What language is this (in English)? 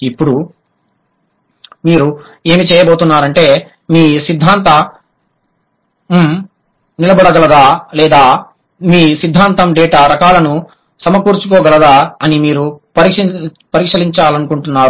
Telugu